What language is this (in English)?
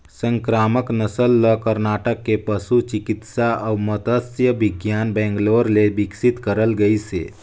Chhattisgarhi